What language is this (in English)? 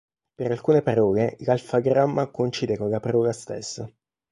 Italian